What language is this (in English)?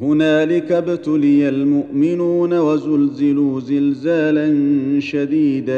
Arabic